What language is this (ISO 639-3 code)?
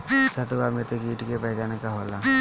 bho